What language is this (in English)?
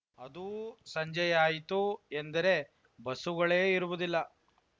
Kannada